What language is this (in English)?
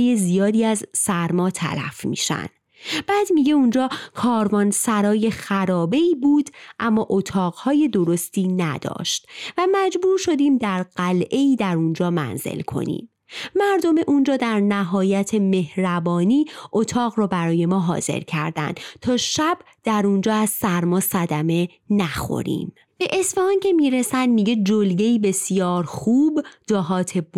Persian